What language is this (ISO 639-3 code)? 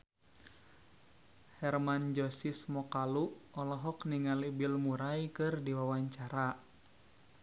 sun